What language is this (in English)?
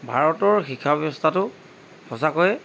Assamese